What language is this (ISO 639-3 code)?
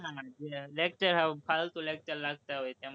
guj